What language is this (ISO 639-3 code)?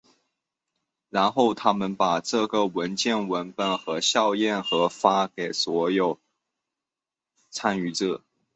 zho